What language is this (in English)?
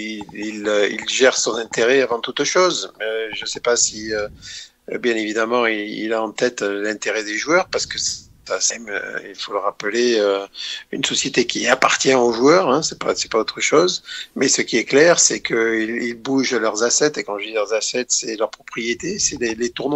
French